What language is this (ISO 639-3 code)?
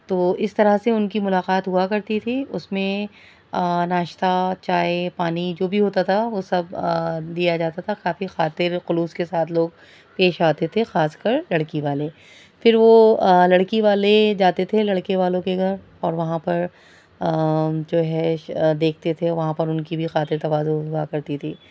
urd